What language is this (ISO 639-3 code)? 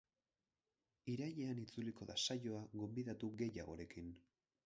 eus